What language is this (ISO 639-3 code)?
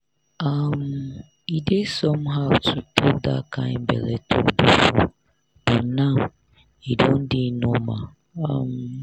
pcm